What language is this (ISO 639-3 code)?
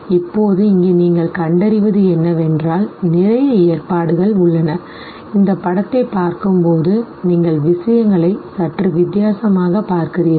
tam